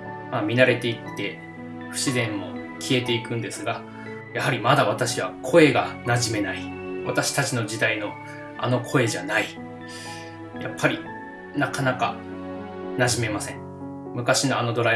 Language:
Japanese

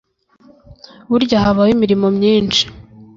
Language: Kinyarwanda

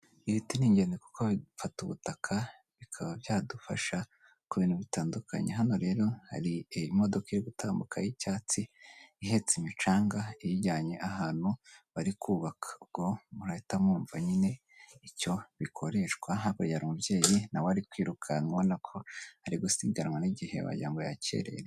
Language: Kinyarwanda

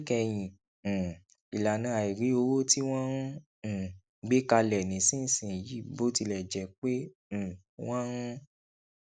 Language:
Yoruba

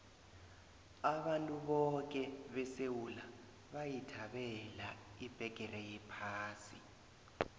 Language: South Ndebele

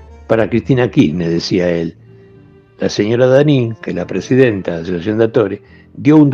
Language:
Spanish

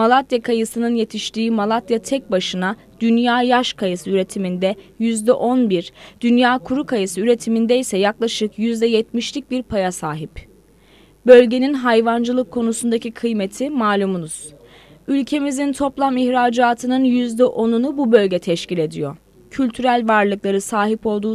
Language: Turkish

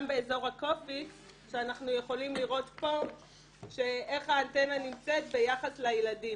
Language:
Hebrew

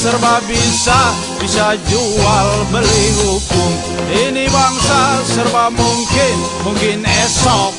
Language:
Indonesian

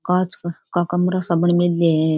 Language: Rajasthani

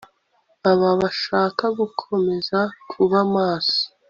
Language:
Kinyarwanda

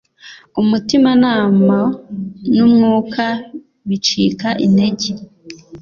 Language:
Kinyarwanda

